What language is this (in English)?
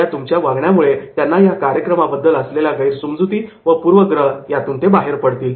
Marathi